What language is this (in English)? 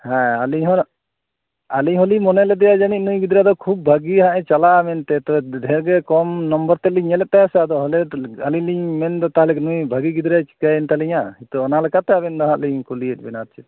Santali